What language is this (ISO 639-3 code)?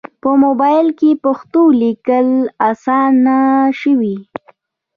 pus